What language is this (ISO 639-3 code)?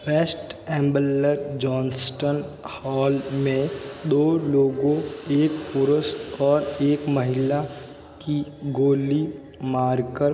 hin